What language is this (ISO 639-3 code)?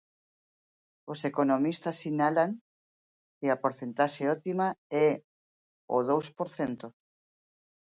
glg